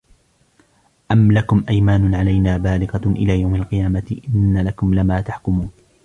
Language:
Arabic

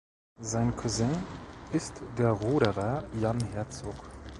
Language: German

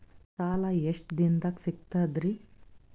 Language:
Kannada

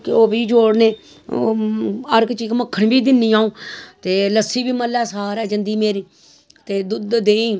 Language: Dogri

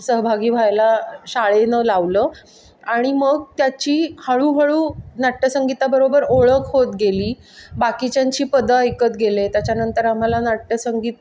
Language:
Marathi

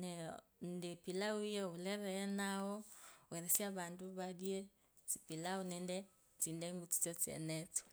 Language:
Kabras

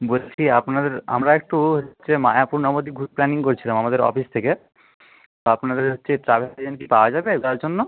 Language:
Bangla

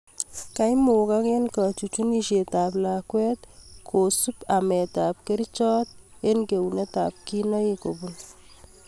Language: Kalenjin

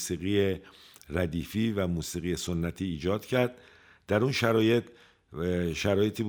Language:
Persian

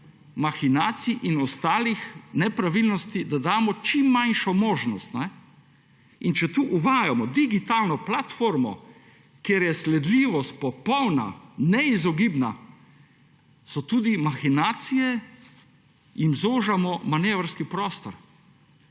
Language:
Slovenian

